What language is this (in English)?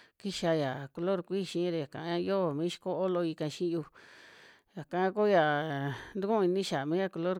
Western Juxtlahuaca Mixtec